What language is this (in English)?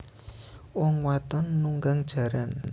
Javanese